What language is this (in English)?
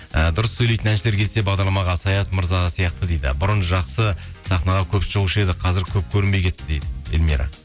Kazakh